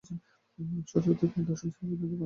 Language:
Bangla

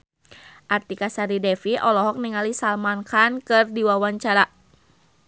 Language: Sundanese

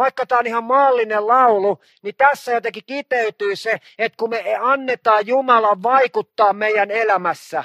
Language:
Finnish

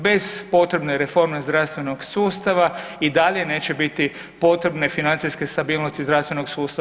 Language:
Croatian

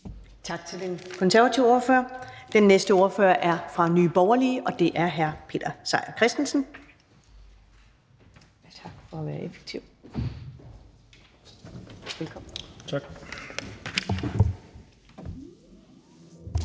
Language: Danish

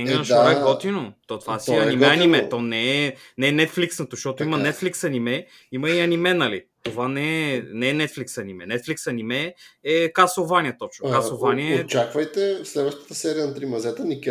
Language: Bulgarian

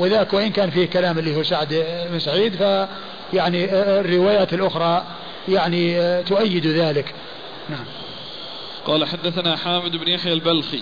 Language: Arabic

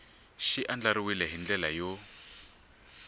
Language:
Tsonga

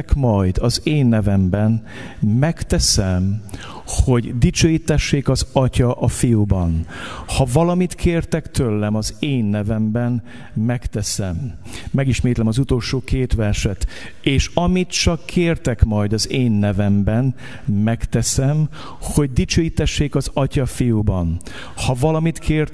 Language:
Hungarian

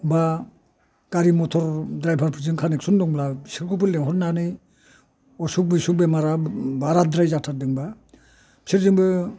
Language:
Bodo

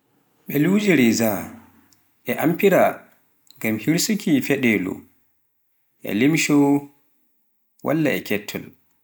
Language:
Pular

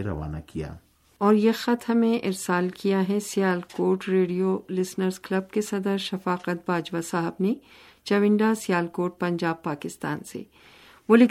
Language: Urdu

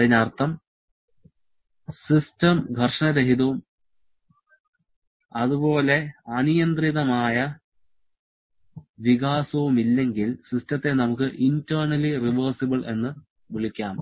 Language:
Malayalam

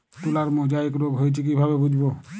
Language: Bangla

